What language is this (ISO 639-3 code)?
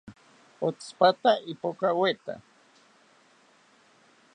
cpy